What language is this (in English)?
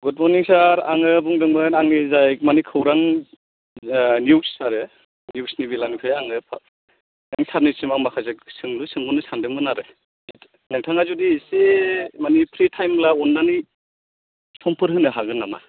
Bodo